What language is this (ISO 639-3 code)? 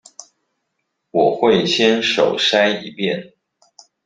zho